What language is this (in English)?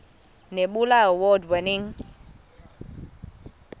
Xhosa